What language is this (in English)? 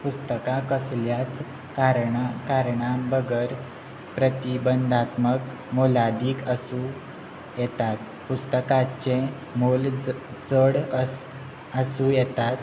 Konkani